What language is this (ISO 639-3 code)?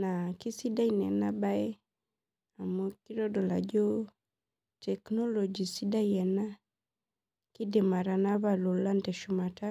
mas